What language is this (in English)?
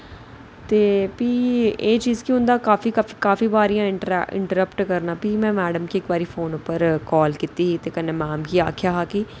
Dogri